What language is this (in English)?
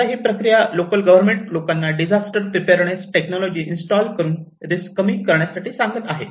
Marathi